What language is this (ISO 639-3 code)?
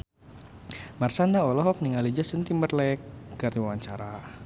sun